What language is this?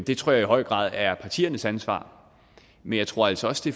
Danish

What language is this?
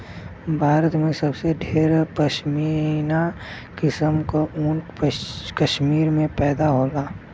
Bhojpuri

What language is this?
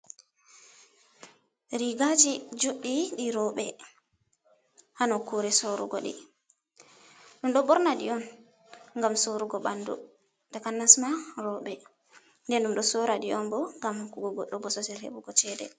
Fula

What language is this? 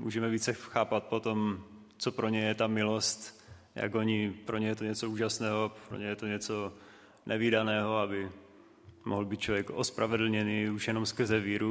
Czech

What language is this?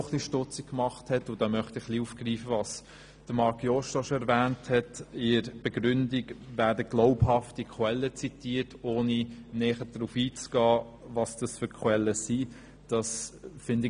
Swiss German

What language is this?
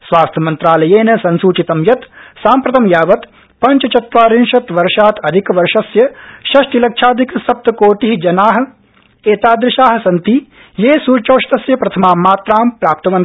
Sanskrit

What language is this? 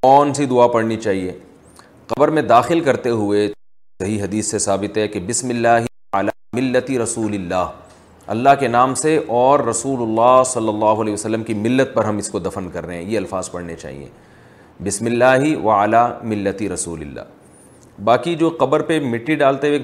Urdu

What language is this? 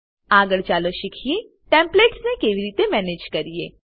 Gujarati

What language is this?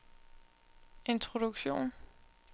Danish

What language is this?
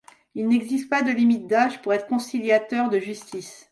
French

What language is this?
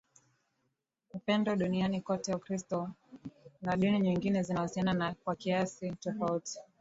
Swahili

